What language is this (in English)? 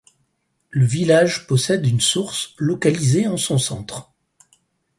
French